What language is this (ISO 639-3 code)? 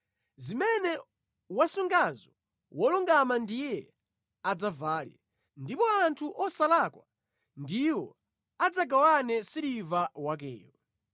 nya